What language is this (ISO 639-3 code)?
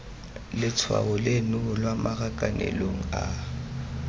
tsn